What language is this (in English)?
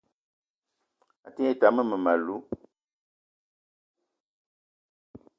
Eton (Cameroon)